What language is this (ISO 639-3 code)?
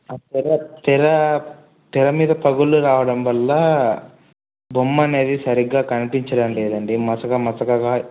tel